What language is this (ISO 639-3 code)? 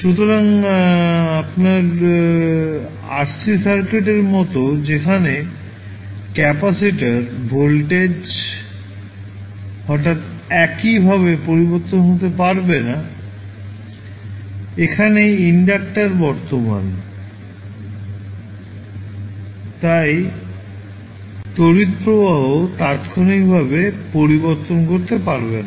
ben